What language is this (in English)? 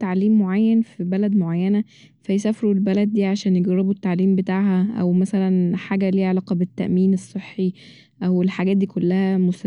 Egyptian Arabic